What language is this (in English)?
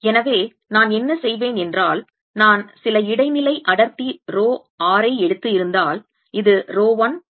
Tamil